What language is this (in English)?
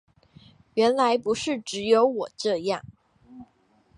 Chinese